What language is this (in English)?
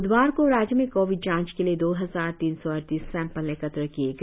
Hindi